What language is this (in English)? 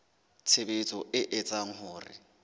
Southern Sotho